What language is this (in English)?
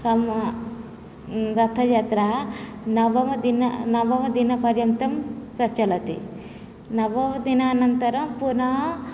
Sanskrit